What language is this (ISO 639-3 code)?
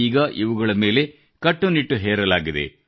kan